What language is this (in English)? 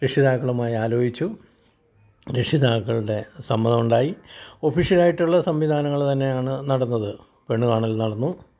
Malayalam